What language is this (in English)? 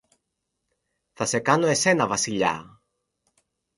Greek